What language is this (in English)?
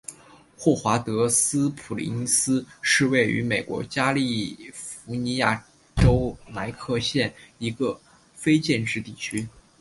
Chinese